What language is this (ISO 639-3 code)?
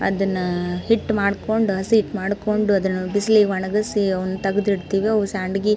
kan